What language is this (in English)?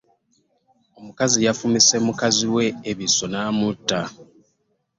Ganda